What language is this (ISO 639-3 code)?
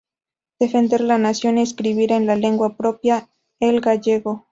spa